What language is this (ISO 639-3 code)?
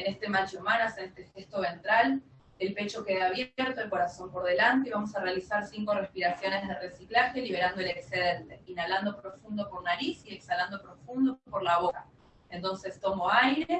spa